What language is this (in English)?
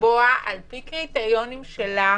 Hebrew